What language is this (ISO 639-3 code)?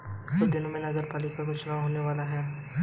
hin